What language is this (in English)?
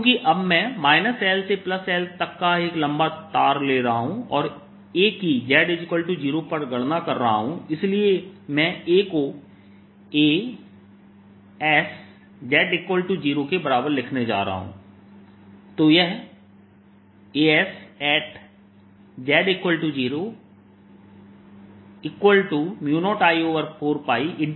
Hindi